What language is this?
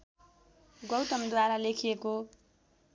Nepali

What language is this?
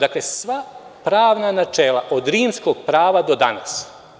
Serbian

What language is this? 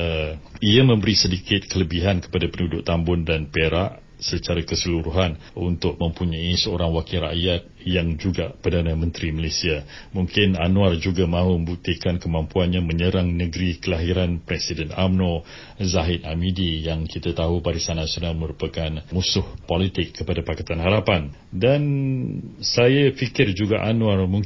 Malay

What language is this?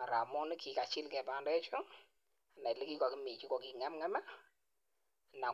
Kalenjin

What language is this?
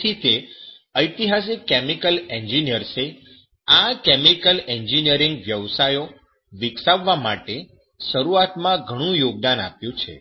Gujarati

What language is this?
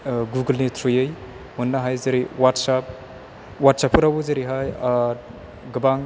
Bodo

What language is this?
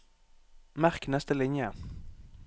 Norwegian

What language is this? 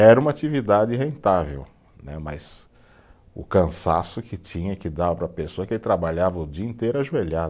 Portuguese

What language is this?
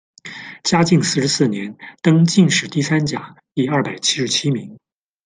Chinese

